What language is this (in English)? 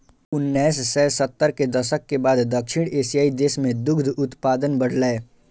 Maithili